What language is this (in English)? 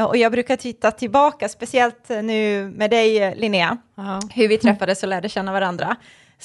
Swedish